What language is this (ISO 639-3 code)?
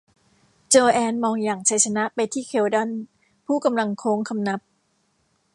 tha